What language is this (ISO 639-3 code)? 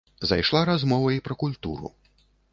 bel